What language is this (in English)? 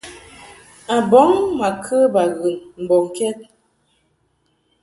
Mungaka